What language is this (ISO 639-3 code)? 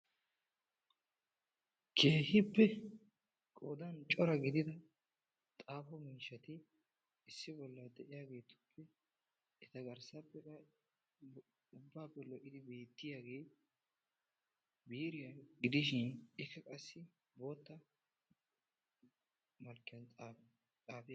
wal